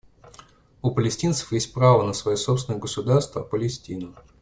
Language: Russian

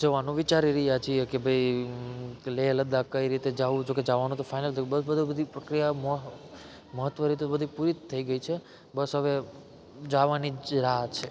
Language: Gujarati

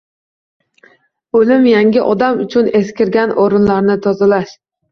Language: Uzbek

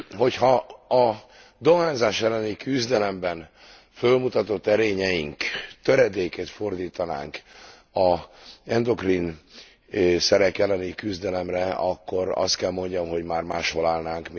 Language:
Hungarian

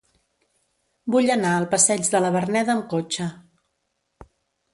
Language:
Catalan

